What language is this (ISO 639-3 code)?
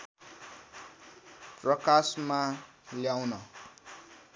nep